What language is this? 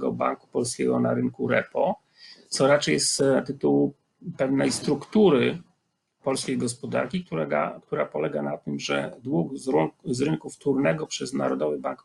Polish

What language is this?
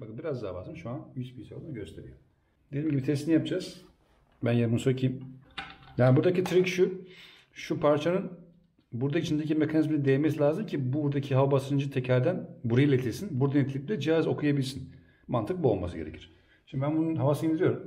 Turkish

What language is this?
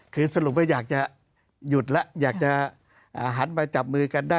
Thai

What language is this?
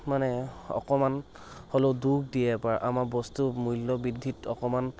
Assamese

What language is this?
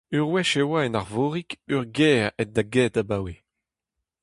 Breton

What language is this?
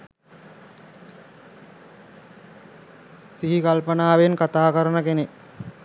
Sinhala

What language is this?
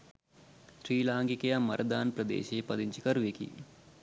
Sinhala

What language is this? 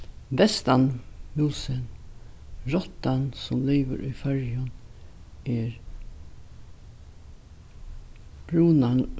Faroese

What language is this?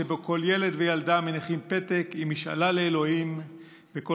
Hebrew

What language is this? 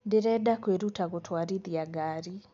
Kikuyu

